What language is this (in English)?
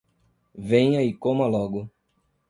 Portuguese